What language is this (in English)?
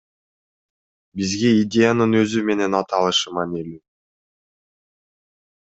Kyrgyz